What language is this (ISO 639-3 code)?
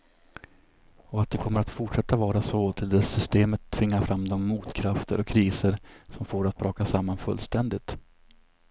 swe